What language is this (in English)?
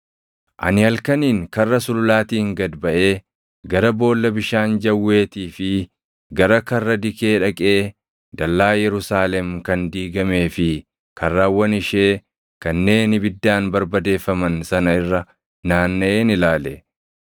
Oromo